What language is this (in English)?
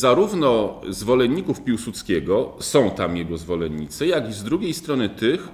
Polish